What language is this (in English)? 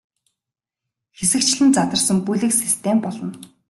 Mongolian